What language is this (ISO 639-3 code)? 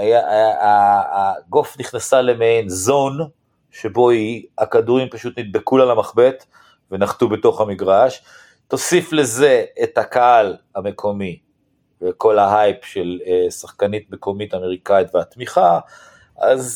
heb